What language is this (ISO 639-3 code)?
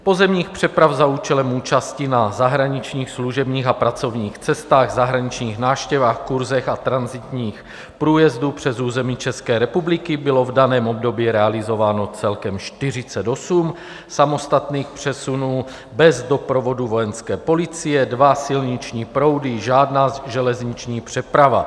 ces